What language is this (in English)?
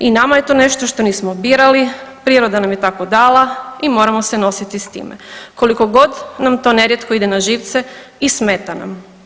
Croatian